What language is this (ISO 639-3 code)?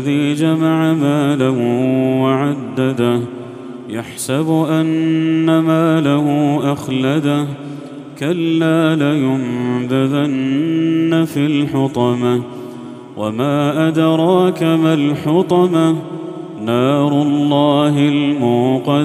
ara